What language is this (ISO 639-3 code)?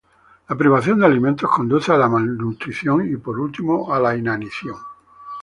spa